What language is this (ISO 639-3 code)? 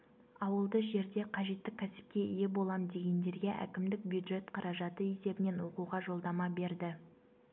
kaz